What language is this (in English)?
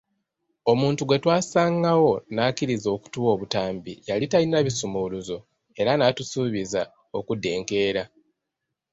Ganda